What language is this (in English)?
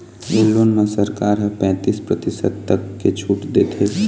Chhattisgarhi